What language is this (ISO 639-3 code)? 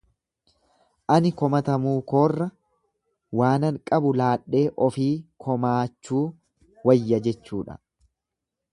orm